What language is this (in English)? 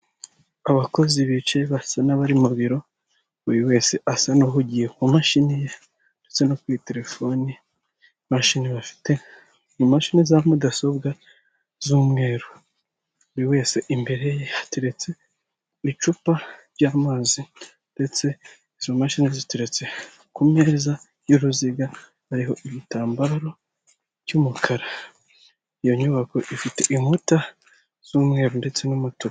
Kinyarwanda